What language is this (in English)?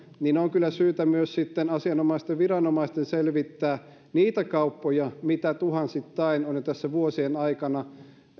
Finnish